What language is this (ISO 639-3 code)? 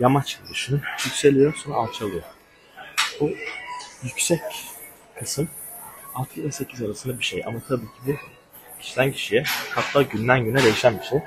tur